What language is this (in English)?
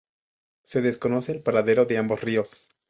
Spanish